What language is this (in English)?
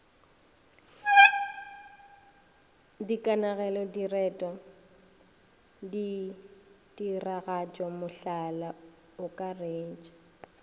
Northern Sotho